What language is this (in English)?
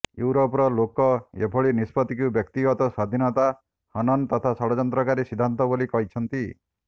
Odia